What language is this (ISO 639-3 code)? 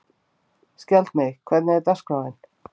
isl